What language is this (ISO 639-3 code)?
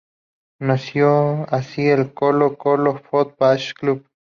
spa